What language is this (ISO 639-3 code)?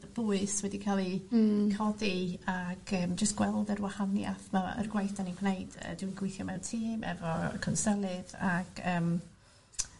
cym